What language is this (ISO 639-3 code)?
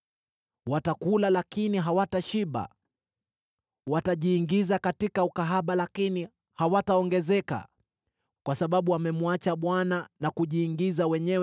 swa